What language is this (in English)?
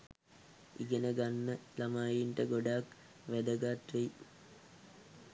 Sinhala